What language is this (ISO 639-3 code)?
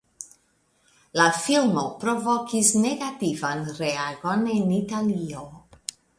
epo